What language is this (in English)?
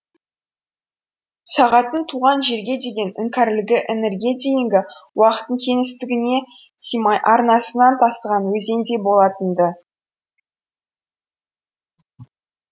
Kazakh